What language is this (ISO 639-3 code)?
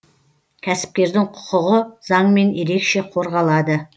kaz